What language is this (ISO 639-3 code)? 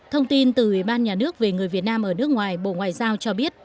vie